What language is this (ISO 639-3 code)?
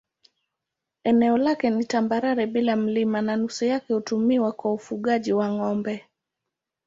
swa